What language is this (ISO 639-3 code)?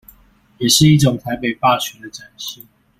zho